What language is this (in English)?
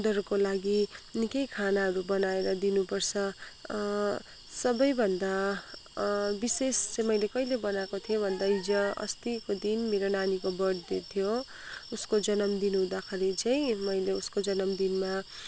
Nepali